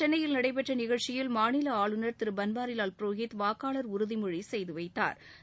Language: Tamil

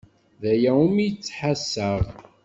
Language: Kabyle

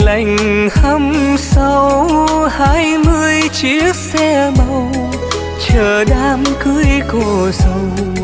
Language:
Vietnamese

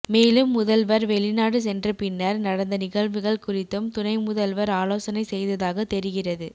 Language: Tamil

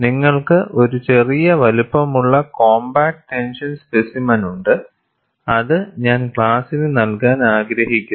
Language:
Malayalam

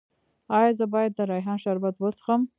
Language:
Pashto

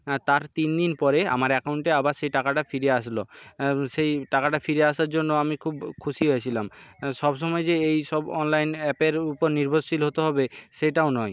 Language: Bangla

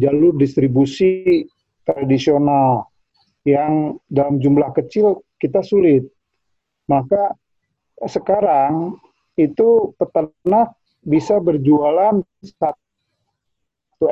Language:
Indonesian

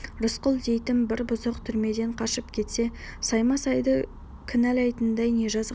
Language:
Kazakh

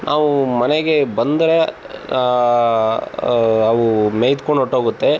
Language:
Kannada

